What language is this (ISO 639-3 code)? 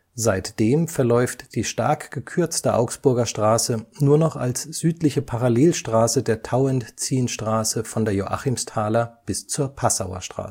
deu